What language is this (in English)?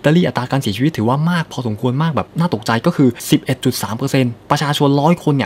Thai